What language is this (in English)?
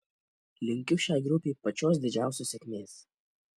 Lithuanian